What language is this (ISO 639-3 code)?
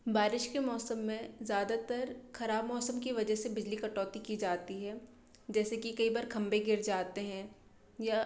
hin